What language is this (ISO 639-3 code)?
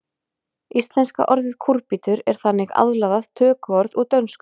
isl